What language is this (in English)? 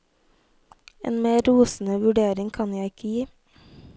Norwegian